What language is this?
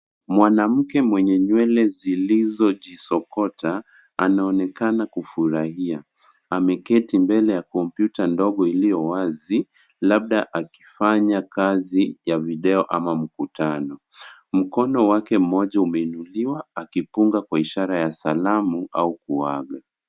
Swahili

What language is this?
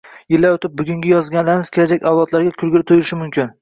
Uzbek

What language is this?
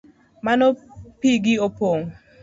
Luo (Kenya and Tanzania)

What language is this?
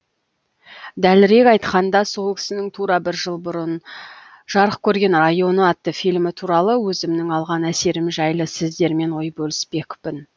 Kazakh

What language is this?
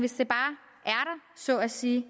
Danish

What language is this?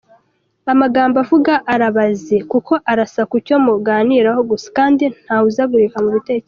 Kinyarwanda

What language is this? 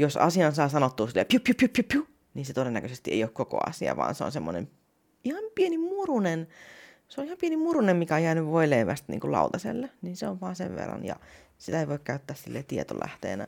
Finnish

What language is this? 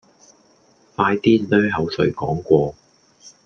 Cantonese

